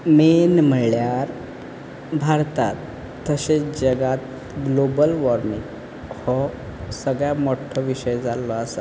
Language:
Konkani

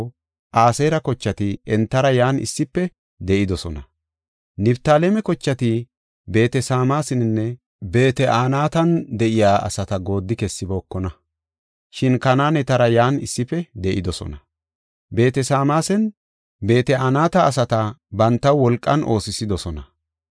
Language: Gofa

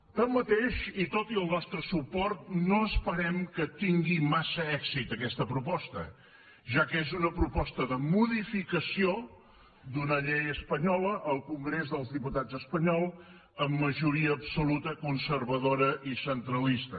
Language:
Catalan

